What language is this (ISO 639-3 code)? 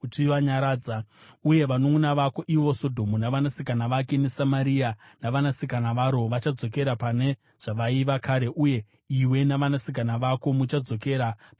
sna